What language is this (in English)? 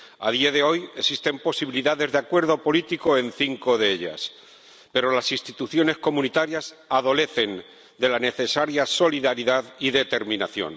Spanish